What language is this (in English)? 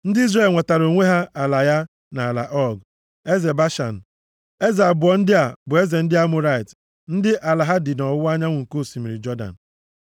Igbo